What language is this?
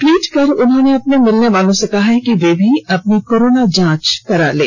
Hindi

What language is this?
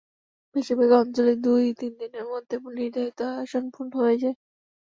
Bangla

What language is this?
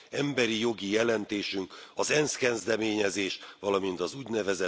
Hungarian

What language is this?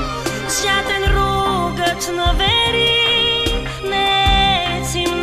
Romanian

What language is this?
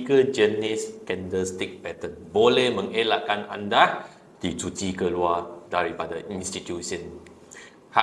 Malay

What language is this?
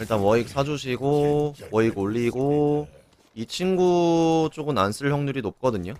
Korean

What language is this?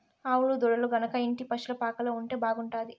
Telugu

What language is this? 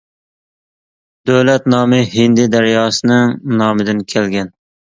Uyghur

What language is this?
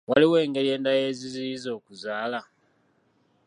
Ganda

